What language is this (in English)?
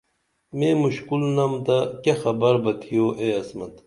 Dameli